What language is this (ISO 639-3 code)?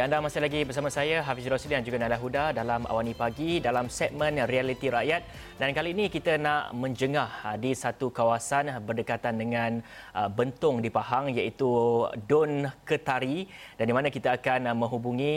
msa